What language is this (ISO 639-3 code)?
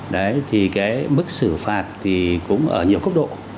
vie